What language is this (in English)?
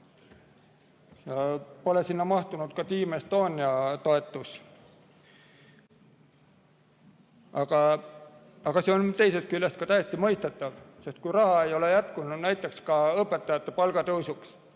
Estonian